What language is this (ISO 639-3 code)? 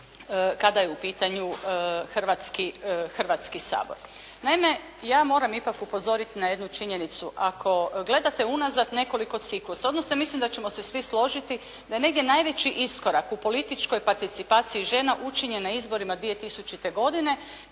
hrv